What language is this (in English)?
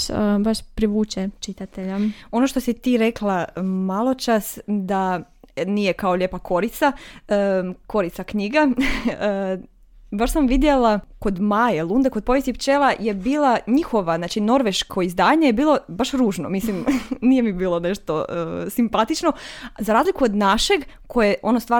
Croatian